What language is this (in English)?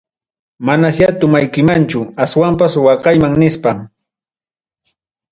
Ayacucho Quechua